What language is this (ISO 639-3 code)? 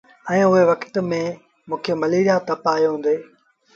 sbn